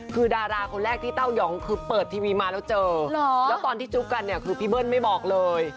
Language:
Thai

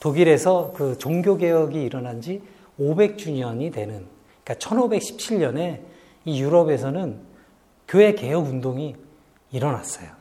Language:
Korean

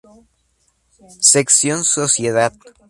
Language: Spanish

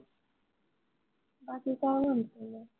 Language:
Marathi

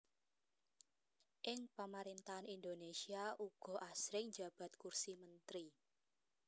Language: Javanese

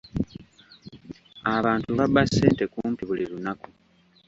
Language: Ganda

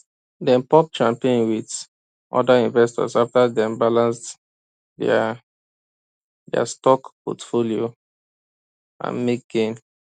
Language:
Nigerian Pidgin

